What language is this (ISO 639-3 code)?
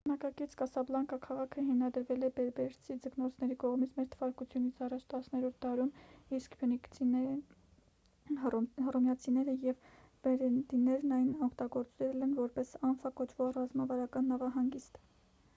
hye